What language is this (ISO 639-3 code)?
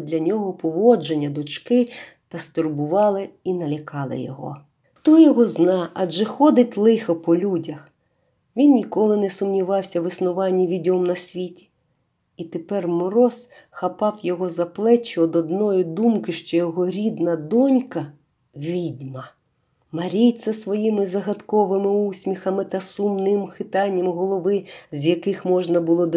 ukr